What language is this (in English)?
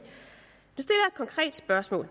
Danish